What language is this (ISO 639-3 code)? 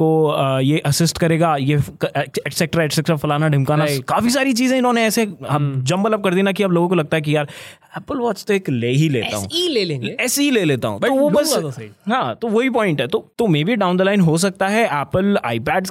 hin